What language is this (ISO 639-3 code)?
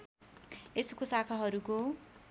nep